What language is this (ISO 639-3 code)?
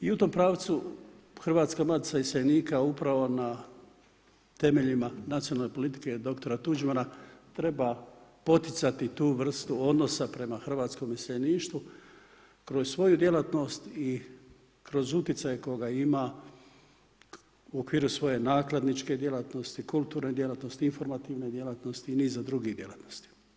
hrv